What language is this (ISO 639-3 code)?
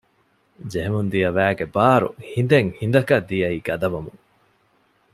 div